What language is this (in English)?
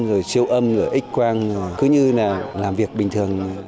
Vietnamese